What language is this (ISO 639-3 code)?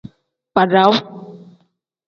kdh